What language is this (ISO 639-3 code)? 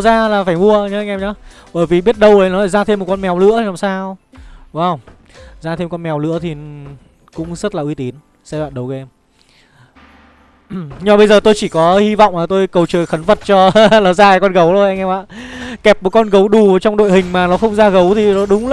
vie